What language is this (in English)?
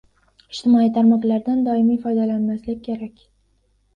Uzbek